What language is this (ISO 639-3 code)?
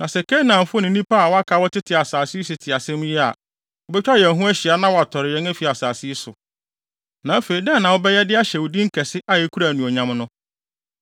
aka